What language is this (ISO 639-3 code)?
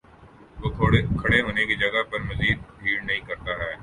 urd